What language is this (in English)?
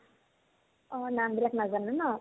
Assamese